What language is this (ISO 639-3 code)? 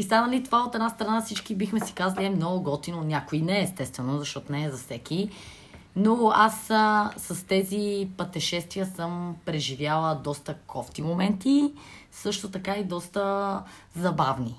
bul